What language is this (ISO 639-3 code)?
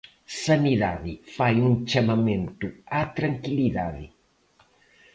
glg